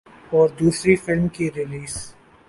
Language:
Urdu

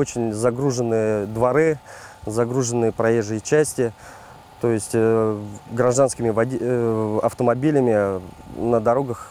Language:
Russian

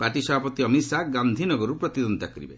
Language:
Odia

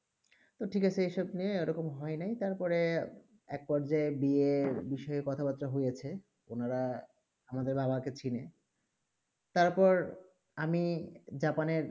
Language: Bangla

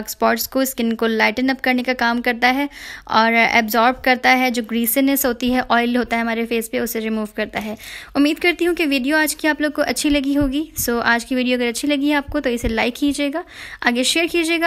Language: Hindi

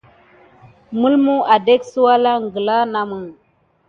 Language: Gidar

